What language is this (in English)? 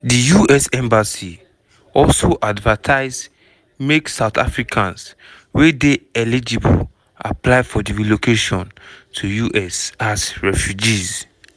Nigerian Pidgin